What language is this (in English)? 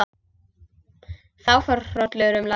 Icelandic